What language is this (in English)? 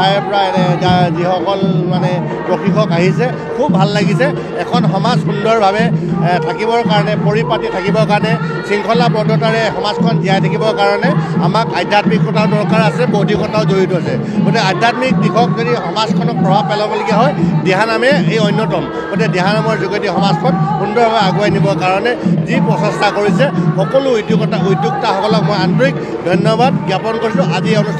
Thai